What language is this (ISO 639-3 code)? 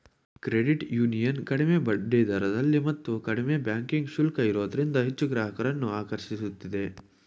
kan